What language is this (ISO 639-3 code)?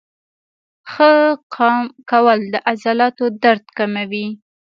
pus